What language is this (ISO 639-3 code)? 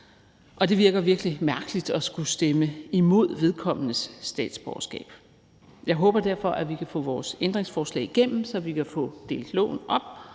dan